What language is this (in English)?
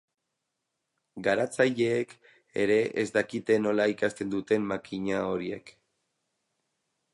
Basque